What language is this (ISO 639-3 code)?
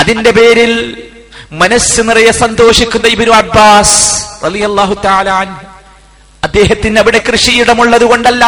mal